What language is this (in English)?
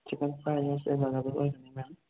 Manipuri